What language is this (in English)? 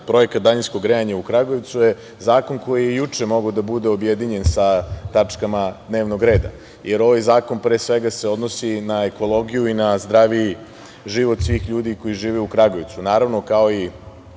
Serbian